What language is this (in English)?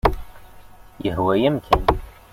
Kabyle